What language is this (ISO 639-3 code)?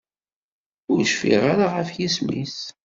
kab